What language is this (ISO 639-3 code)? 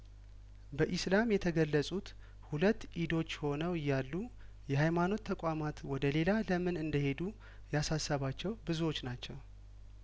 amh